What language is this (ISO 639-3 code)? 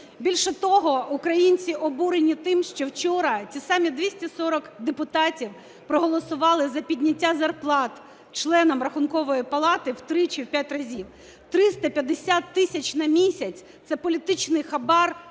ukr